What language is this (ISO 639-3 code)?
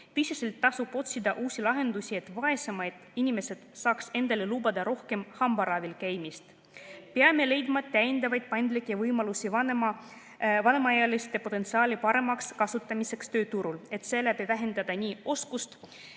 est